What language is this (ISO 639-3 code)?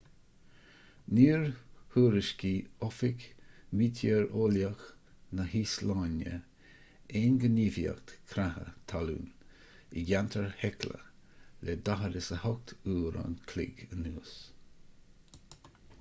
gle